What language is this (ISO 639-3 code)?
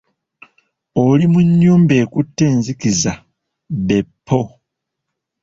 lug